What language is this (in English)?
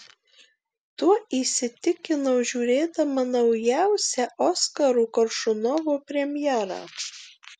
Lithuanian